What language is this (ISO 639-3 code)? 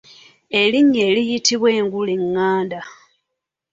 lug